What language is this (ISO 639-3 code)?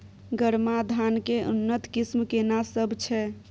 mai